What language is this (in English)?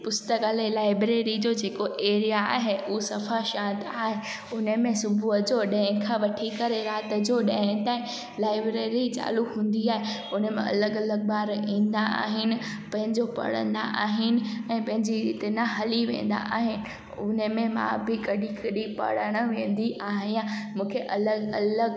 Sindhi